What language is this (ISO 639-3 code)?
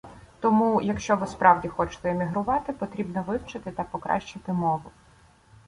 ukr